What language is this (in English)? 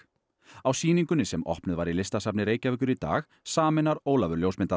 Icelandic